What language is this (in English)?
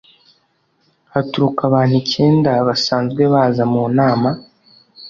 Kinyarwanda